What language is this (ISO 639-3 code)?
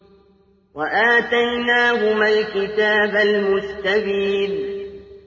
ara